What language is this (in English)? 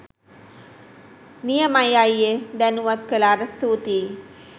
Sinhala